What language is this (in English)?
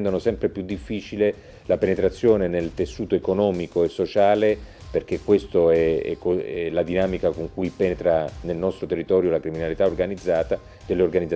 Italian